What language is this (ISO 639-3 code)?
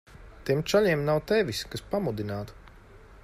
lav